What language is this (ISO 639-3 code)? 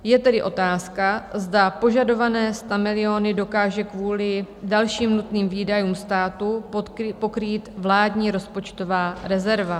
ces